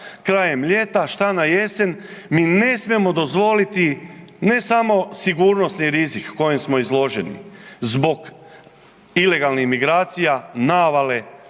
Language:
Croatian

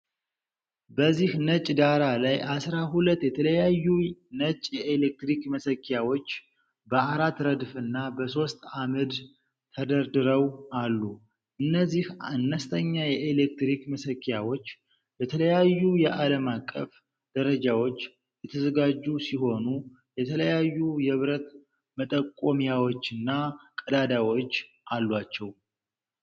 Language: Amharic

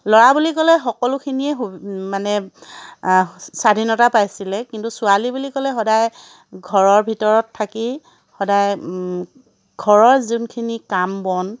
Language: Assamese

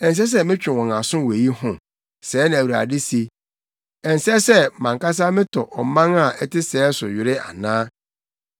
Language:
Akan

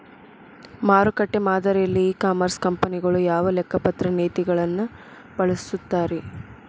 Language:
Kannada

